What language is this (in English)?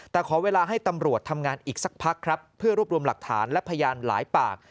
Thai